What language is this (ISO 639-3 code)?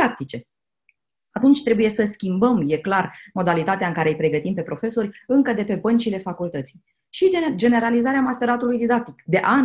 ron